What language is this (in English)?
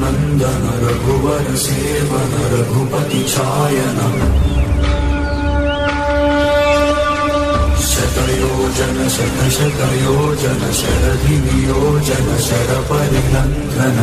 Hindi